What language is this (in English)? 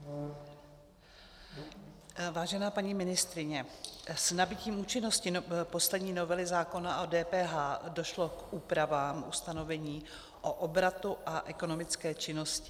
Czech